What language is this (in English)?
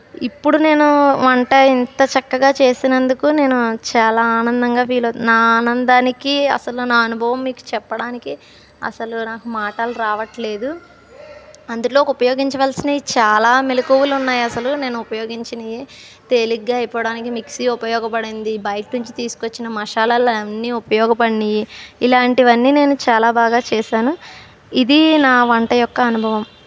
Telugu